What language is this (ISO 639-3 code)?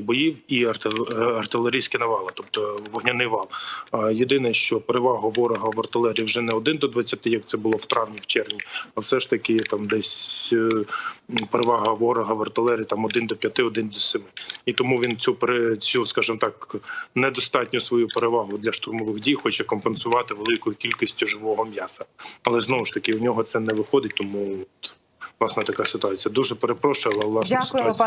ukr